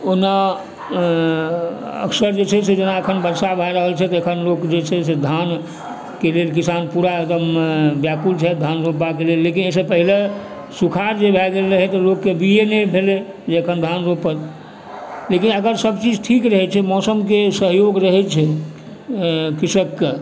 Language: Maithili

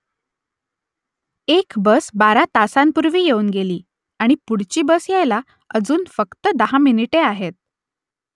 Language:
Marathi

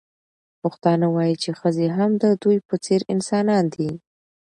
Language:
Pashto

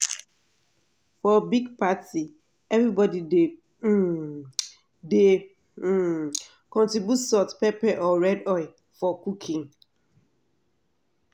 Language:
Nigerian Pidgin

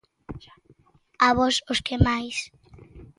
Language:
Galician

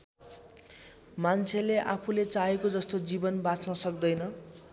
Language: Nepali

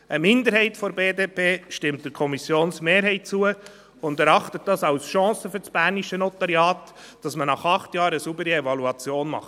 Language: Swiss German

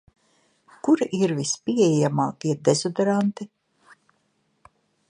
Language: Latvian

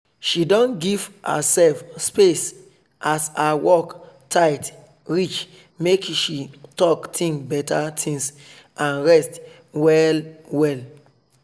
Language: Nigerian Pidgin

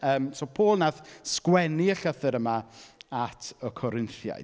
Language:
Welsh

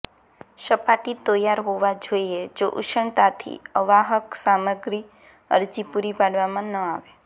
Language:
Gujarati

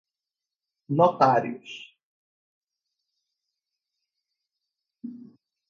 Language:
Portuguese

